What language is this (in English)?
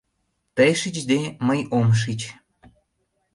Mari